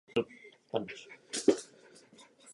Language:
Czech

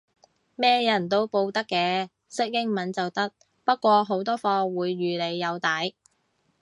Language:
Cantonese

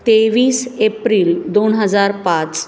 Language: Marathi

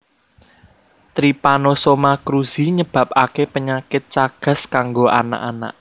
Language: Javanese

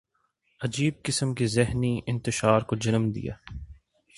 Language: Urdu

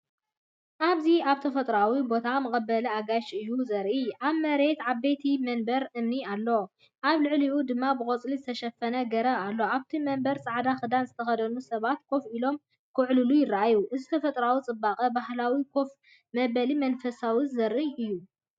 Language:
Tigrinya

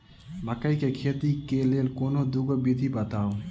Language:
Maithili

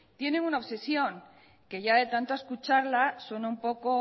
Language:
Spanish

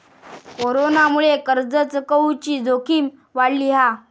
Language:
Marathi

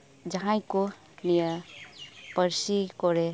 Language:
Santali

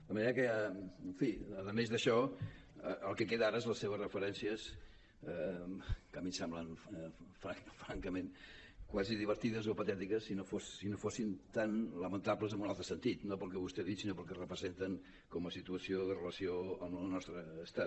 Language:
Catalan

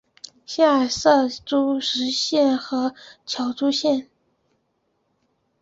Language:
Chinese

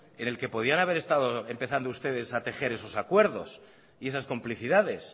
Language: Spanish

